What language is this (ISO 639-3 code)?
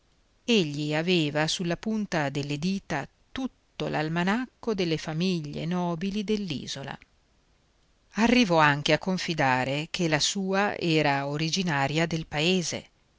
ita